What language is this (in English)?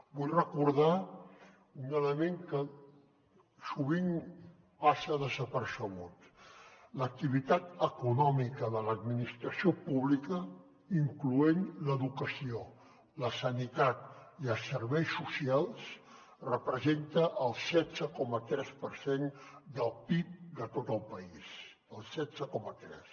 Catalan